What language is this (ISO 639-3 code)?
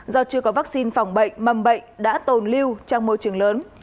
vie